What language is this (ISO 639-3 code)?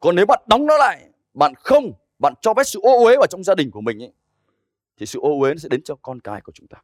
vie